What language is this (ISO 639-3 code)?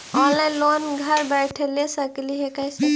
mag